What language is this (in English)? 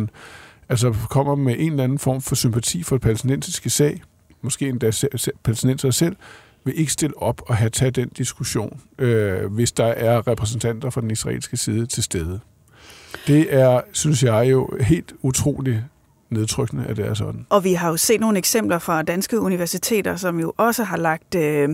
Danish